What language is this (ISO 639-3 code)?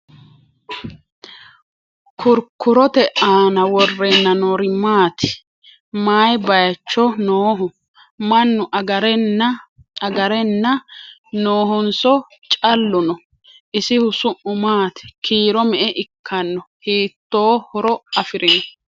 sid